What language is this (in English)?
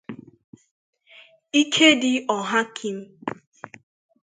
Igbo